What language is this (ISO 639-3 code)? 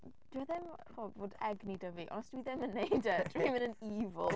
cym